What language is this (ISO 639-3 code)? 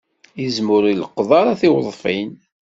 kab